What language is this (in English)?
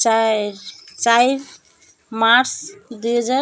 Odia